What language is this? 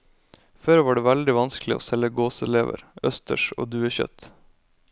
Norwegian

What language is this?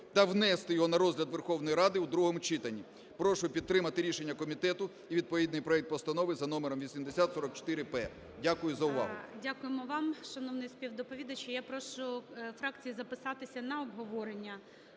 Ukrainian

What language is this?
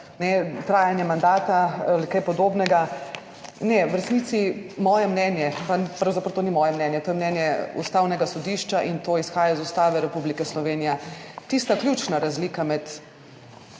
Slovenian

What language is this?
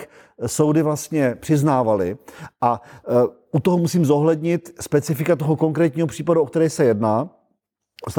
Czech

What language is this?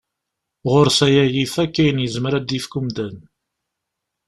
Kabyle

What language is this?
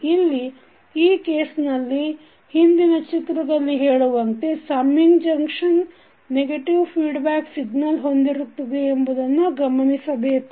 Kannada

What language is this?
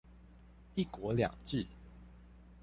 Chinese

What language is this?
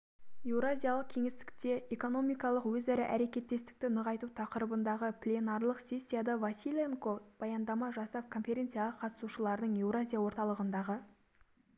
Kazakh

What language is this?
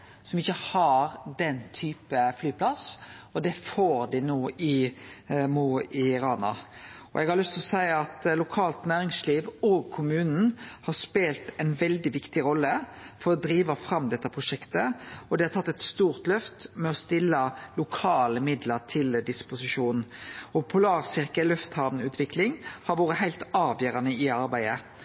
Norwegian Nynorsk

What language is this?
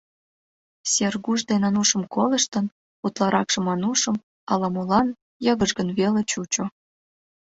Mari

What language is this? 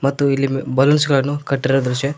Kannada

